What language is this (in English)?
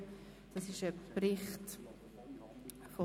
Swiss German